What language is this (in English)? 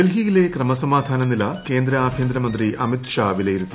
Malayalam